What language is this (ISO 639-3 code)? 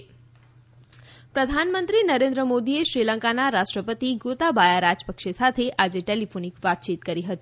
guj